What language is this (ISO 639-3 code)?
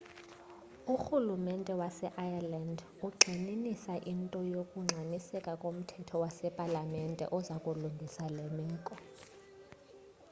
xho